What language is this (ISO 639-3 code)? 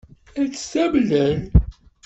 kab